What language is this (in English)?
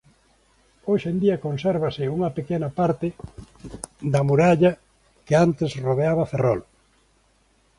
Galician